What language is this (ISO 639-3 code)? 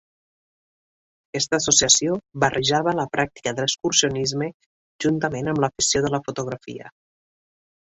cat